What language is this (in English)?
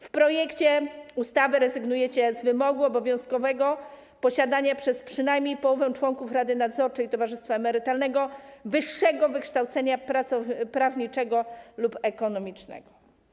Polish